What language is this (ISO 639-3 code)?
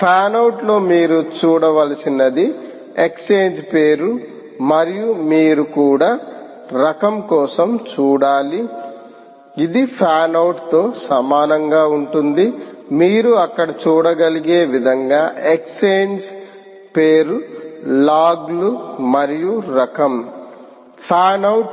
tel